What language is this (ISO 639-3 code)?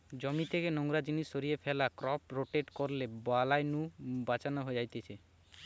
ben